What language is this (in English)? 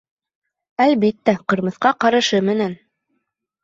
Bashkir